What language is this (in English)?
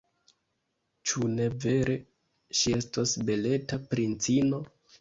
Esperanto